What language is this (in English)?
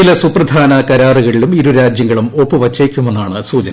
Malayalam